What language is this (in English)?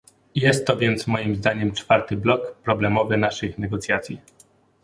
Polish